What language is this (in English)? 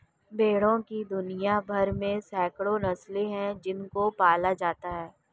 Hindi